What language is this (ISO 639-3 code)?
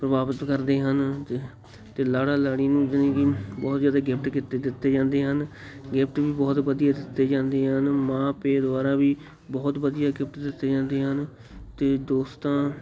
pan